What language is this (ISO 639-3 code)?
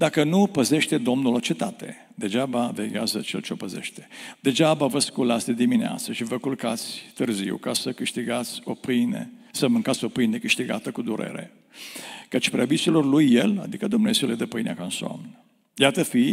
ron